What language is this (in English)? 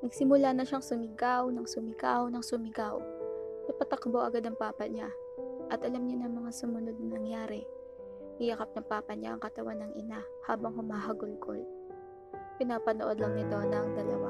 Filipino